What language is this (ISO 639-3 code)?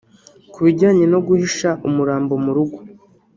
kin